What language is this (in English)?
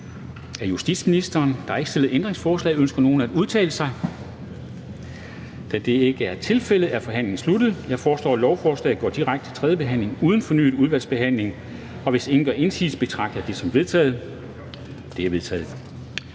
Danish